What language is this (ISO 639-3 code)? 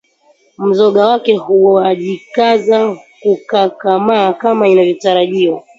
swa